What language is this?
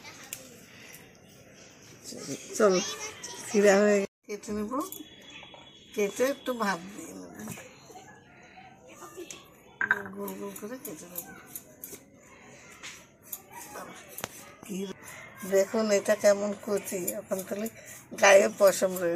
Turkish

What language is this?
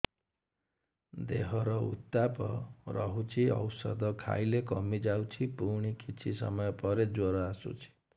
Odia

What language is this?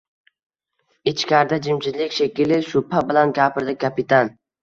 Uzbek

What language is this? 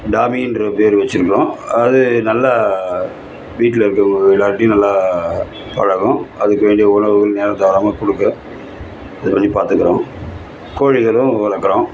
Tamil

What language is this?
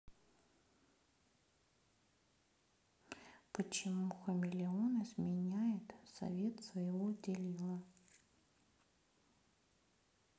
Russian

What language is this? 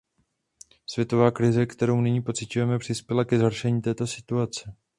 Czech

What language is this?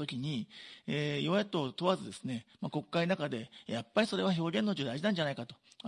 Japanese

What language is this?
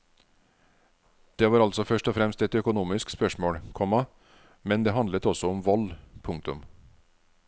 Norwegian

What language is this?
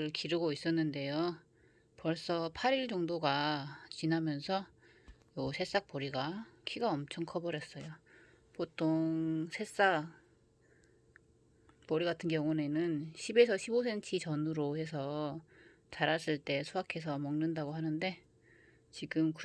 Korean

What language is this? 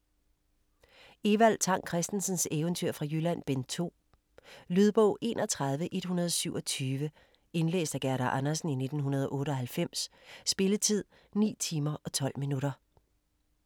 Danish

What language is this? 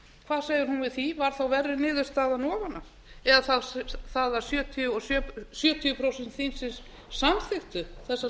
Icelandic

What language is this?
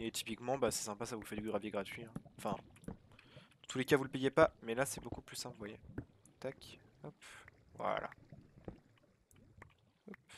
French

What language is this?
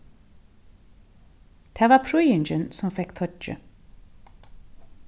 Faroese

